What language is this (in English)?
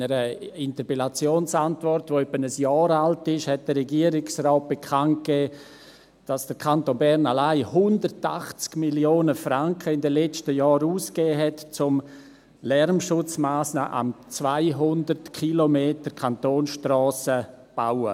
Swiss German